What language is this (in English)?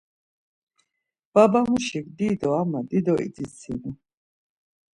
Laz